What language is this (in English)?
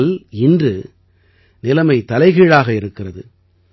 Tamil